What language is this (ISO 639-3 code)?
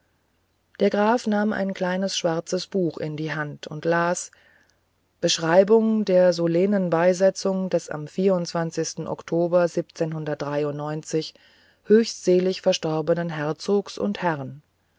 deu